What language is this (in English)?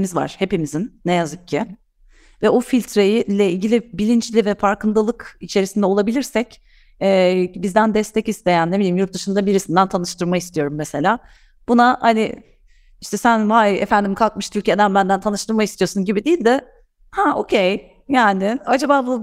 Turkish